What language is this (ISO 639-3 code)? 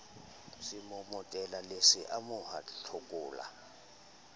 sot